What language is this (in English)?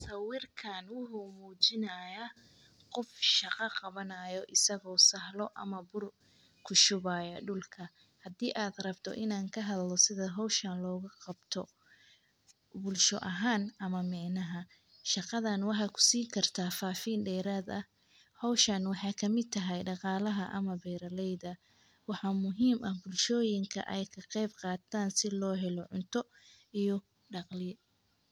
Somali